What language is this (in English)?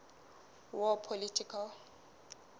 Southern Sotho